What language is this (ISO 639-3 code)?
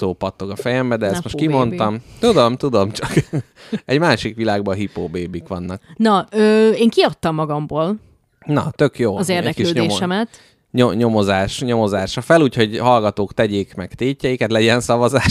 hun